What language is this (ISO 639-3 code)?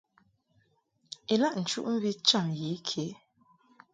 mhk